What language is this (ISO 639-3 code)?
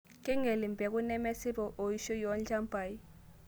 mas